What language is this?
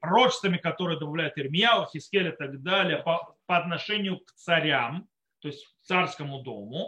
Russian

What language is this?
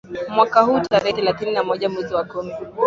Swahili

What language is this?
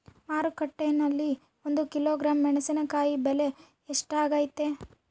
Kannada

